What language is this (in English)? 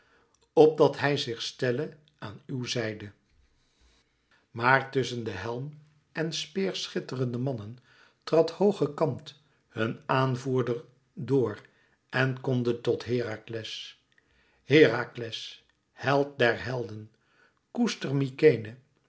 Dutch